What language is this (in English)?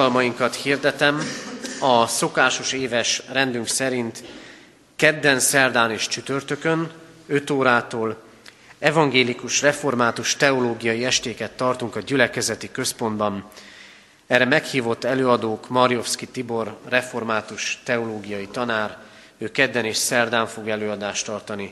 Hungarian